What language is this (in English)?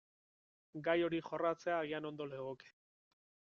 Basque